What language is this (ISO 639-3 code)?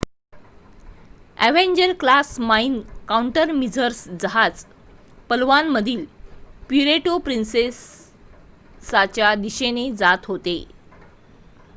mar